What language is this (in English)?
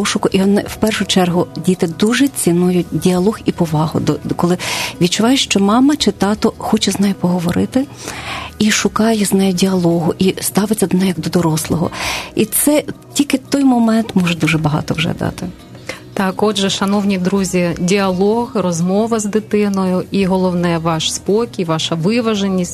Ukrainian